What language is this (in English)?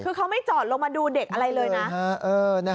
Thai